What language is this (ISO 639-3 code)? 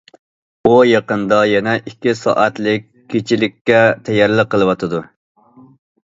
uig